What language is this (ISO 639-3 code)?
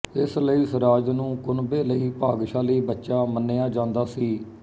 pan